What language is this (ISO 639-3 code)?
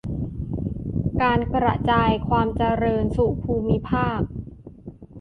tha